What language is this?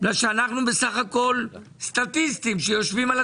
Hebrew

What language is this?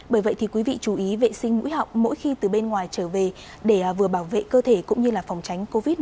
Vietnamese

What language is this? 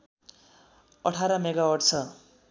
Nepali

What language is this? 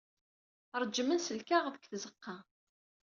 Kabyle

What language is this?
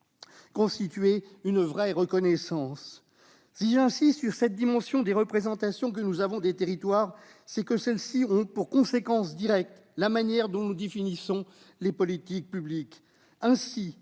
French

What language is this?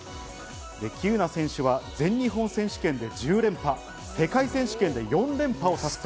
Japanese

